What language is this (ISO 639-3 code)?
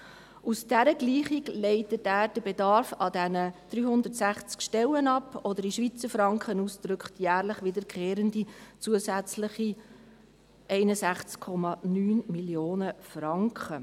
gsw